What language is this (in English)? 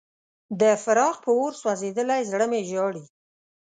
Pashto